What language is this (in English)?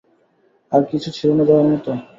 Bangla